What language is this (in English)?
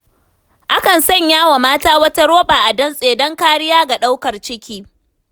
Hausa